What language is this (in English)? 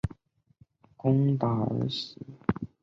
Chinese